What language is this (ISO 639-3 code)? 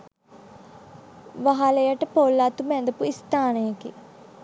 sin